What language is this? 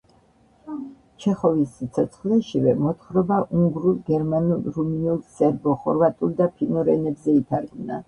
Georgian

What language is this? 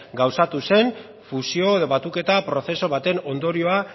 Basque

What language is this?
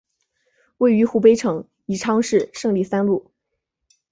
Chinese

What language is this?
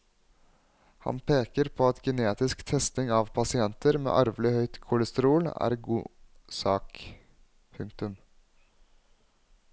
Norwegian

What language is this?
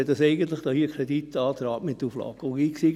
Swiss German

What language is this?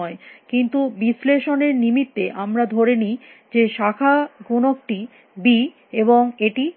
Bangla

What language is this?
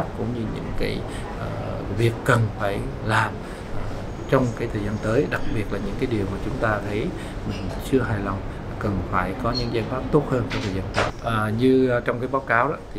Vietnamese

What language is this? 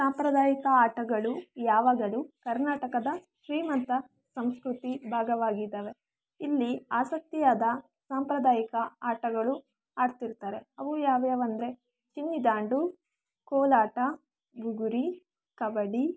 Kannada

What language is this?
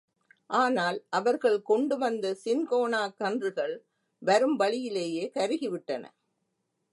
Tamil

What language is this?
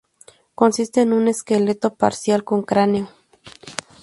Spanish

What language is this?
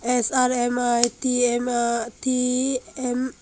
Chakma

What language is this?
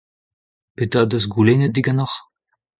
Breton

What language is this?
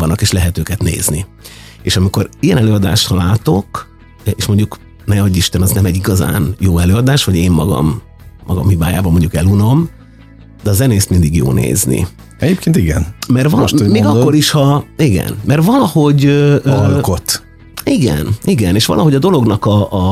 Hungarian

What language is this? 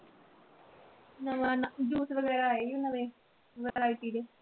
Punjabi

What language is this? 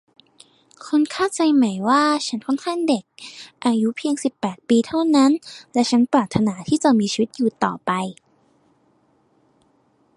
Thai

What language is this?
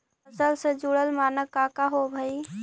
Magahi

